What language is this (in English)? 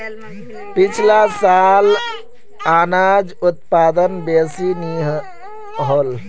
Magahi